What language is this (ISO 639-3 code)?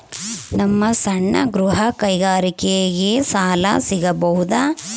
kan